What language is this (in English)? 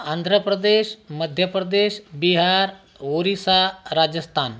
Marathi